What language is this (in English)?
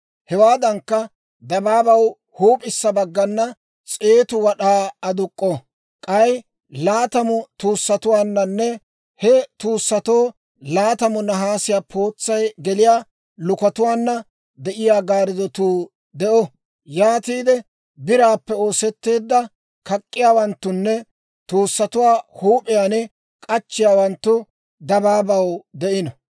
Dawro